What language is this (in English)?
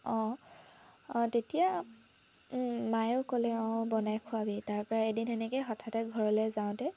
Assamese